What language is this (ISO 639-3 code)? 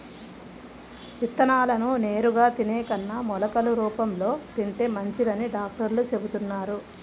tel